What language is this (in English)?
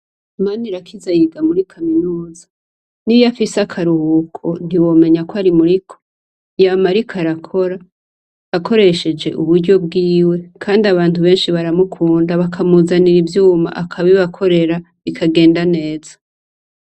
Rundi